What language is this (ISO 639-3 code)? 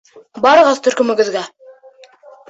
bak